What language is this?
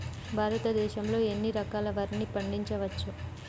Telugu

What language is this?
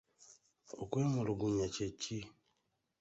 Ganda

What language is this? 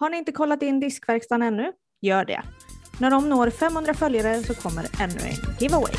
Swedish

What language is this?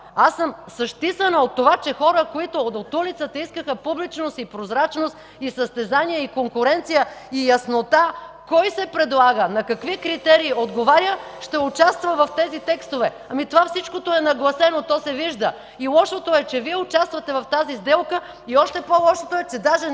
Bulgarian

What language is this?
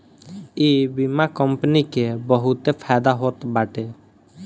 Bhojpuri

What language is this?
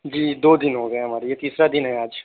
Urdu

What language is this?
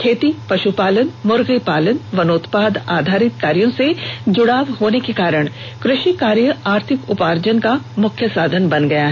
Hindi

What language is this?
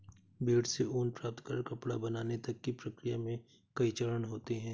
Hindi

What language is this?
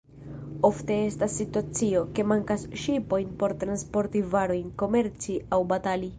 Esperanto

